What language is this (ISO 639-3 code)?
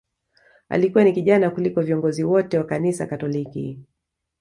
swa